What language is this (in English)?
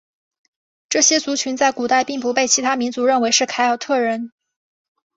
Chinese